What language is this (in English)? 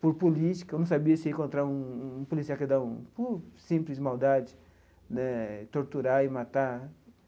Portuguese